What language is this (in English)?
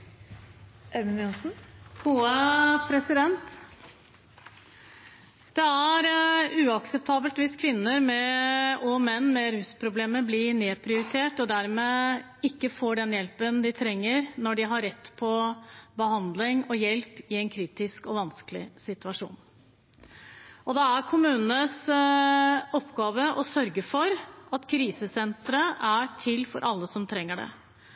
Norwegian Bokmål